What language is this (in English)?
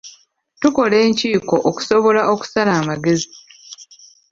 Ganda